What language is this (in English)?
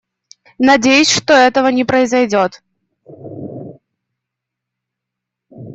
Russian